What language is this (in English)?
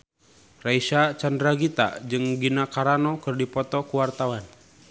Sundanese